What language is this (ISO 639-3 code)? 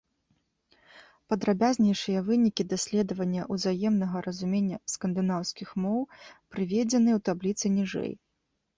bel